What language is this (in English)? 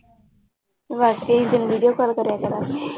Punjabi